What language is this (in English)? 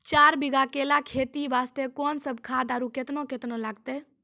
Maithili